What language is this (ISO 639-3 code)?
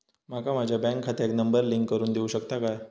mar